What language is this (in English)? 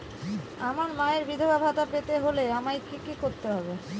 Bangla